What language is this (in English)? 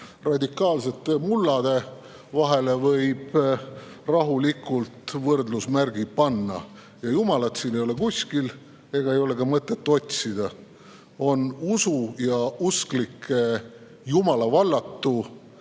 Estonian